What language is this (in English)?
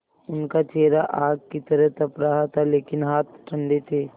Hindi